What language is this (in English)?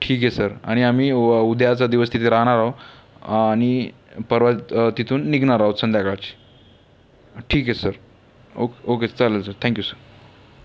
Marathi